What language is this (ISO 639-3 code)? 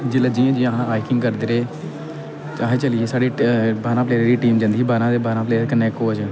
doi